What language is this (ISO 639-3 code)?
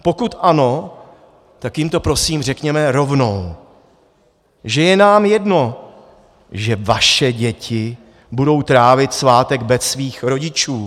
ces